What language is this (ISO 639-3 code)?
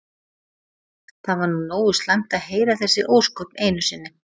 isl